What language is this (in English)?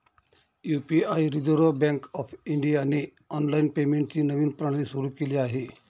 Marathi